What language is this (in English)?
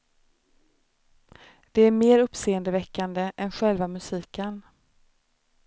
Swedish